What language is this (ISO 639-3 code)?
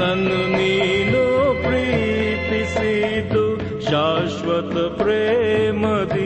kan